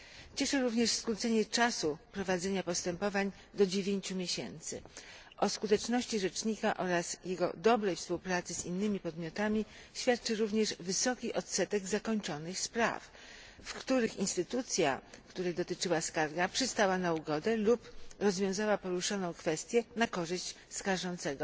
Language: Polish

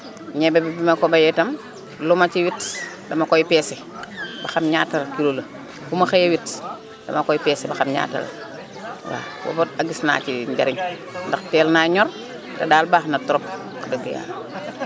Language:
Wolof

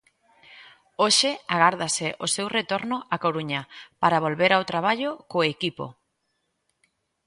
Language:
Galician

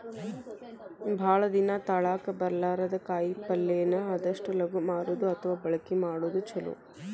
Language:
Kannada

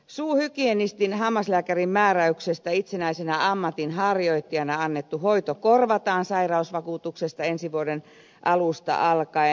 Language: Finnish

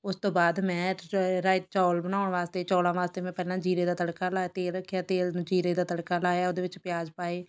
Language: Punjabi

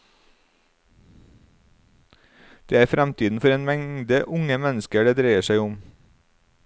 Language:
Norwegian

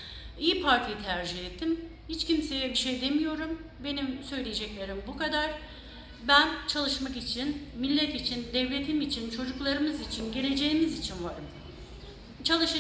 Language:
Turkish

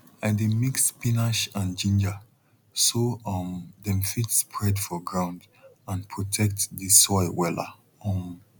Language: Nigerian Pidgin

